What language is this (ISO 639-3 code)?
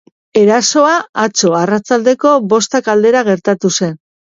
eus